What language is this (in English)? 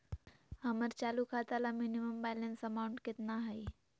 Magahi